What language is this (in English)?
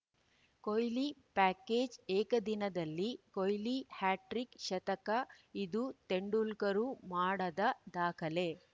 Kannada